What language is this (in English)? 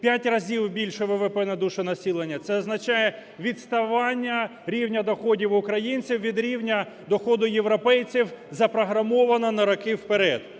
Ukrainian